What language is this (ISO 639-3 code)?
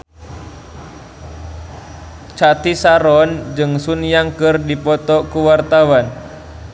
sun